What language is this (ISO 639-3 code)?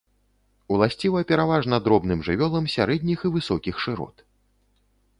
bel